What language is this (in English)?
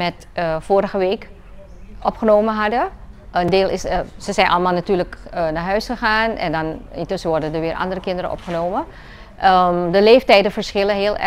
Dutch